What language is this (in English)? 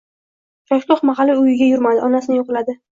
Uzbek